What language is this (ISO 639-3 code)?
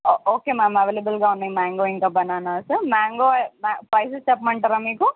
tel